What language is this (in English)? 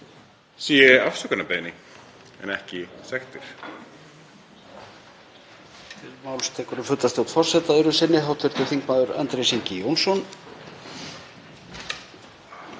Icelandic